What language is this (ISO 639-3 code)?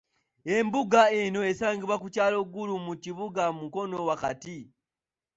lug